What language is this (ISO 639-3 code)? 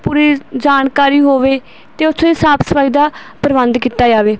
pan